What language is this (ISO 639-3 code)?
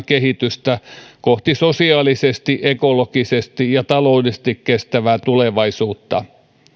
fin